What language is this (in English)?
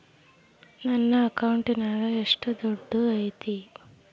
Kannada